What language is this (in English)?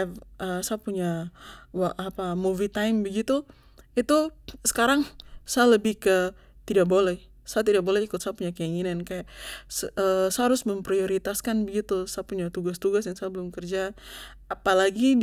Papuan Malay